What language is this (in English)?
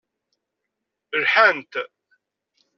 Kabyle